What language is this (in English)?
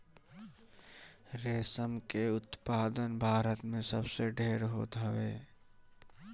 Bhojpuri